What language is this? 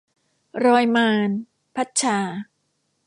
Thai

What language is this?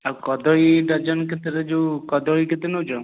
Odia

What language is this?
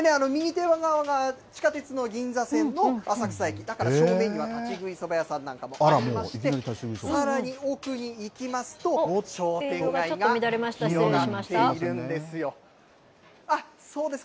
Japanese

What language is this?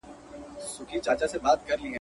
Pashto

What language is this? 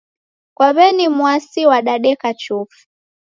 Taita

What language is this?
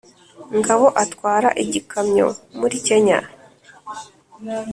Kinyarwanda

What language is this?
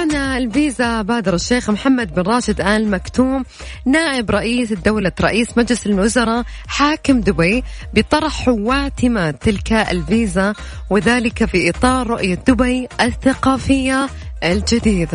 Arabic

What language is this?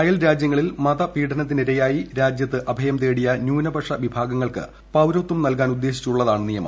Malayalam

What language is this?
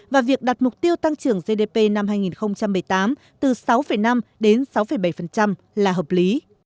Vietnamese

